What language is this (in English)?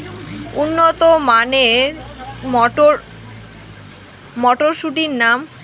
Bangla